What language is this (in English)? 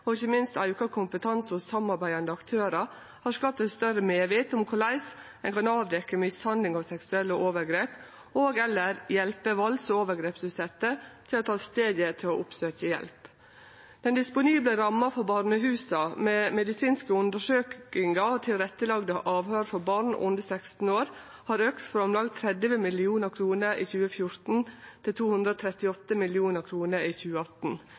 Norwegian Nynorsk